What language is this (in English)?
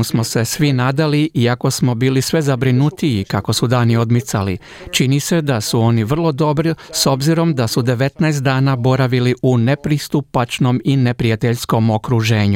Croatian